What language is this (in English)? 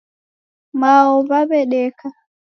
Taita